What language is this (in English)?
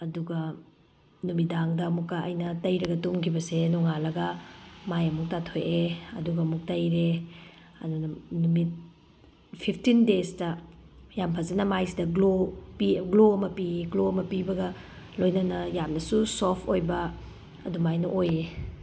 Manipuri